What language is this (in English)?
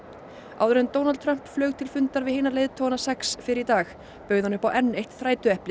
Icelandic